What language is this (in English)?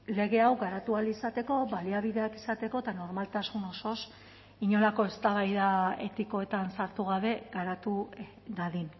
Basque